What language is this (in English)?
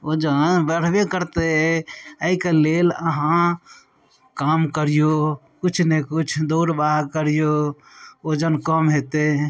Maithili